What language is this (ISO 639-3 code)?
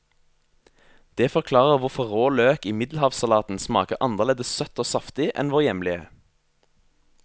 nor